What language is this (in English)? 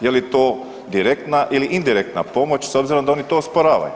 Croatian